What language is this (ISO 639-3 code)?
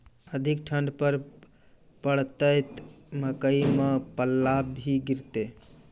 mai